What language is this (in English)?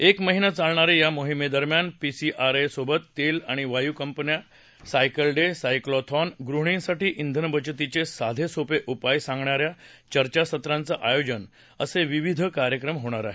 Marathi